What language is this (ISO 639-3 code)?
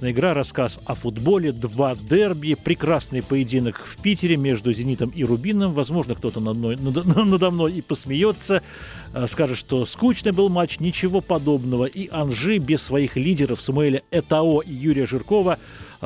rus